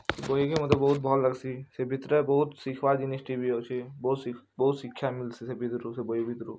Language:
Odia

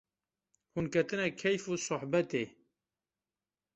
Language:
Kurdish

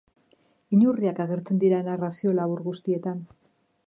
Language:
Basque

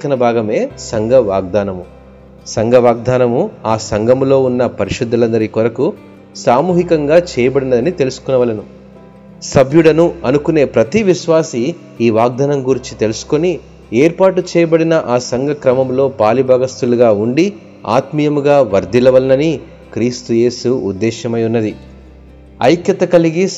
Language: Telugu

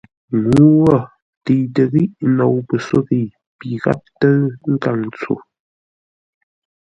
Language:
Ngombale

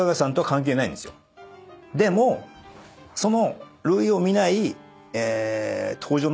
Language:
Japanese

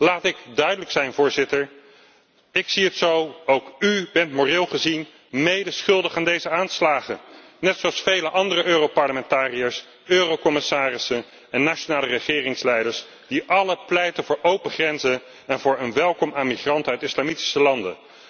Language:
Dutch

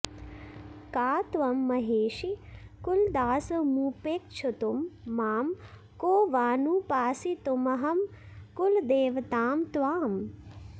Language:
Sanskrit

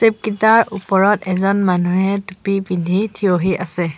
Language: Assamese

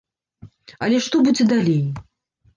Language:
Belarusian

